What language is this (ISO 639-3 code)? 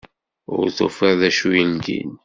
kab